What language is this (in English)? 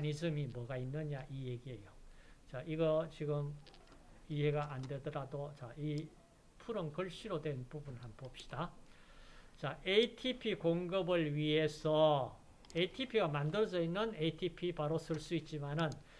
Korean